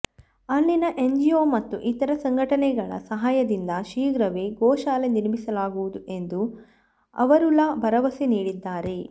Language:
Kannada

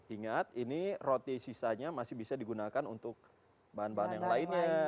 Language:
Indonesian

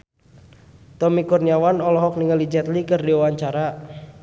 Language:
Sundanese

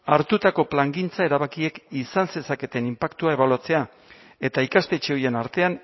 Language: Basque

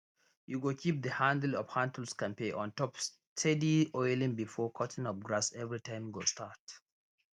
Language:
Nigerian Pidgin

